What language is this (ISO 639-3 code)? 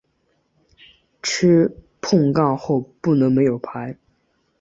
zho